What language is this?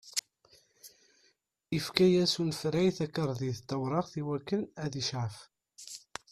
Kabyle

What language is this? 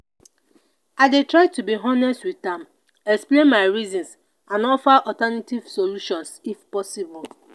Nigerian Pidgin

